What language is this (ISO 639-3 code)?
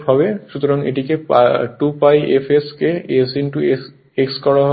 ben